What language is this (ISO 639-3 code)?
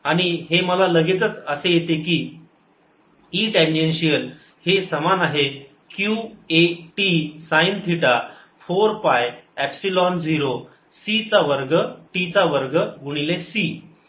mar